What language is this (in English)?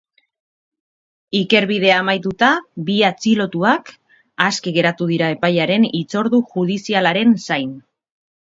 Basque